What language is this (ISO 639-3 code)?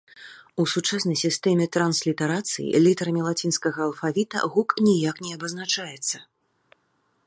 bel